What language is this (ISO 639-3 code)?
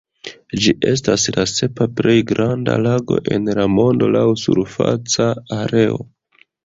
epo